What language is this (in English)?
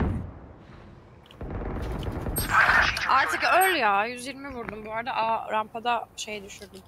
Turkish